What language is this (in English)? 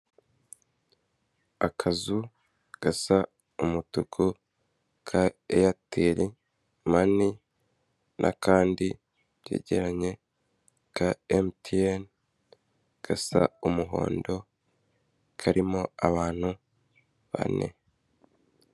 Kinyarwanda